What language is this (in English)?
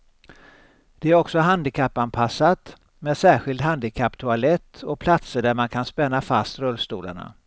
Swedish